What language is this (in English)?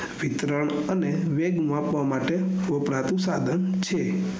Gujarati